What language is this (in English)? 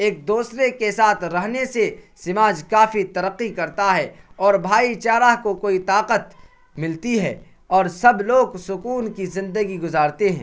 Urdu